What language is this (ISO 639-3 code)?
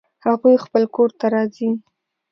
pus